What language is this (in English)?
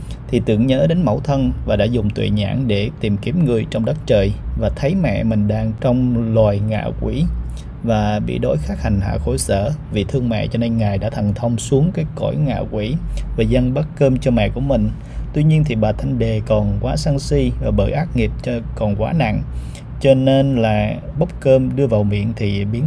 Vietnamese